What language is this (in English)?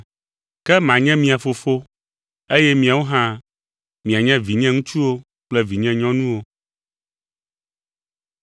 Ewe